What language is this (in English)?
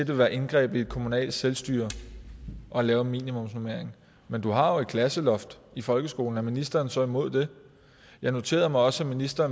Danish